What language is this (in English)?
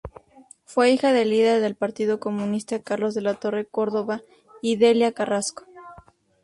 Spanish